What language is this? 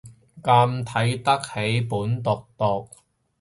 Cantonese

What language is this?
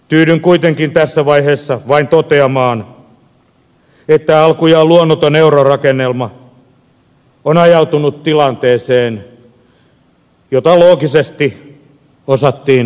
Finnish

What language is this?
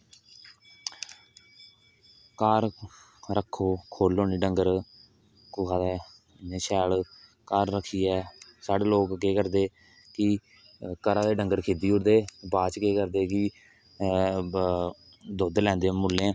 Dogri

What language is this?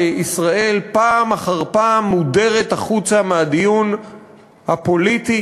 Hebrew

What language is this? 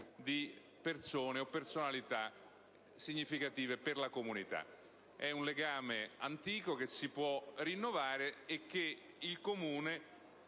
Italian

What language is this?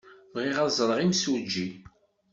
Kabyle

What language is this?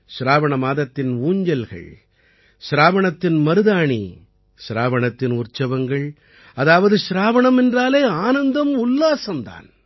Tamil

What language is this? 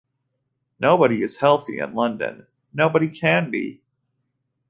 English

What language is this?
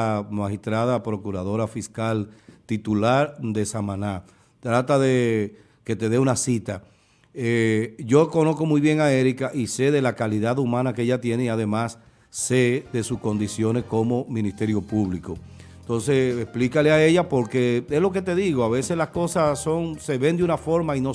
Spanish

